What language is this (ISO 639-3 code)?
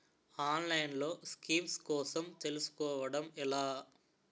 tel